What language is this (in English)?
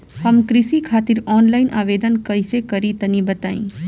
Bhojpuri